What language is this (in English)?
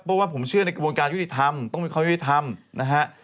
Thai